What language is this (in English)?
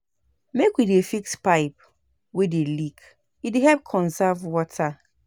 Nigerian Pidgin